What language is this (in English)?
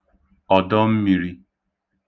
Igbo